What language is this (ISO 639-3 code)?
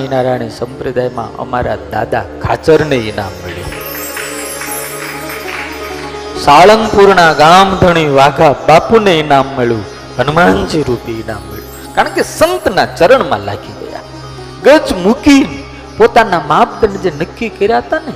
guj